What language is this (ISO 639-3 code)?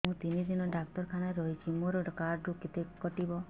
ori